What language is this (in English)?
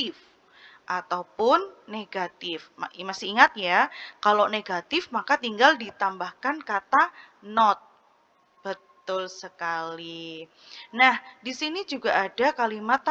Indonesian